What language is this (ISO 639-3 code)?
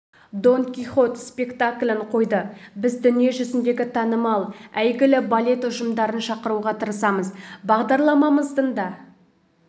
kaz